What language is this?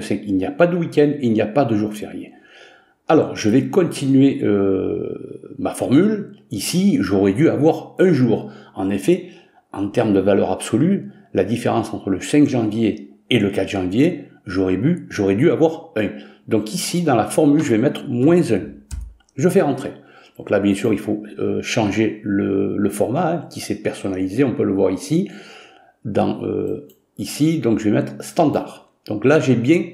French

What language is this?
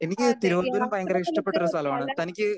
Malayalam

